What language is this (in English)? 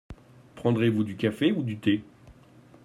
French